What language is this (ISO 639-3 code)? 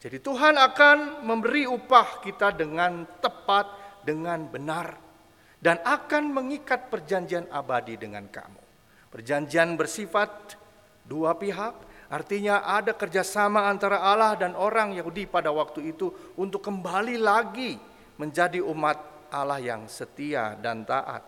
ind